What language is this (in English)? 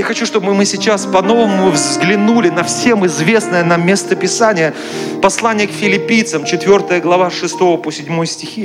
Russian